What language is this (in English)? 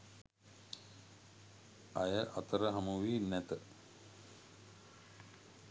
Sinhala